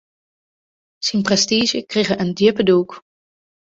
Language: Western Frisian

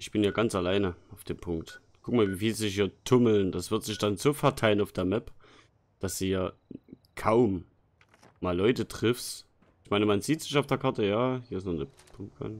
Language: German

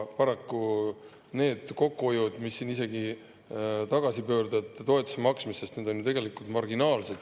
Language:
Estonian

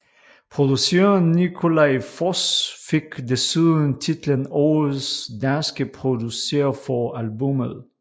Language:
Danish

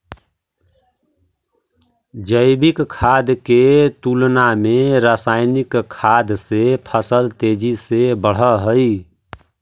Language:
Magahi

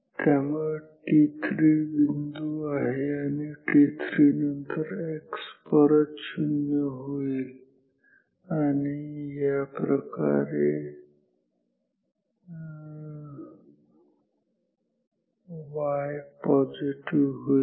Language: Marathi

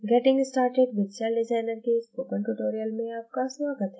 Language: Hindi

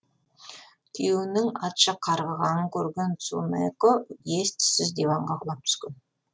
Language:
Kazakh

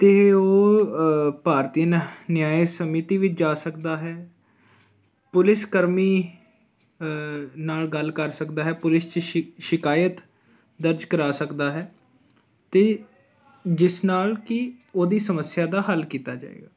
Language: Punjabi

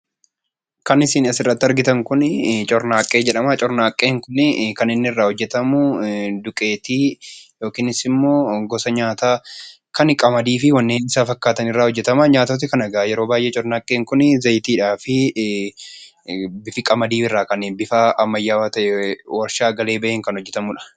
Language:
Oromo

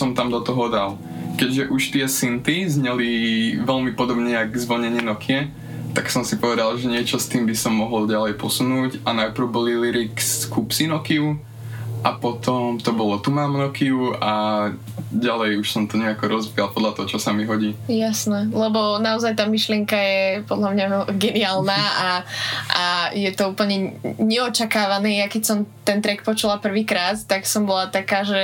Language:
Slovak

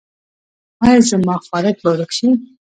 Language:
Pashto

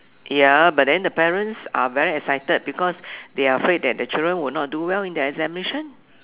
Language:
English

